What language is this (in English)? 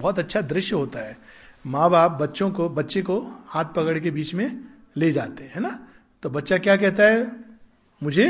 Hindi